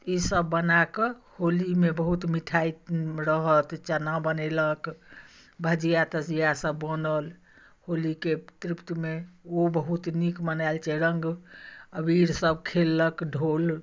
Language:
Maithili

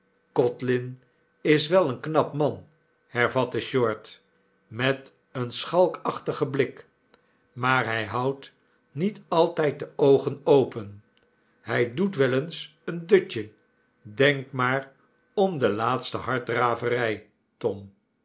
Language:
Dutch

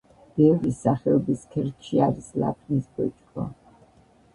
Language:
Georgian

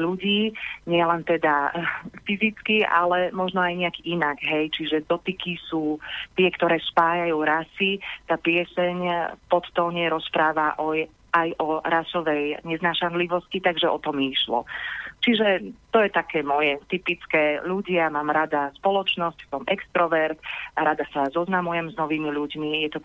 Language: Slovak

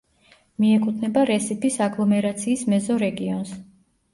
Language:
Georgian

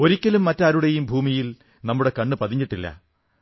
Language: Malayalam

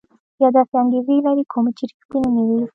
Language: Pashto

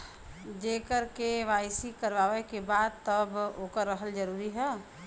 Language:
Bhojpuri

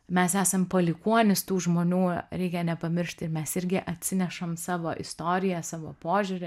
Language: Lithuanian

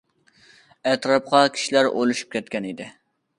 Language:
Uyghur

